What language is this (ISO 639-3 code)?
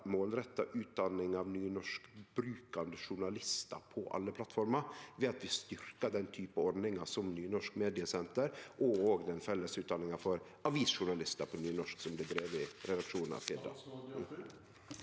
nor